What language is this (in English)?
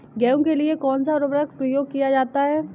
Hindi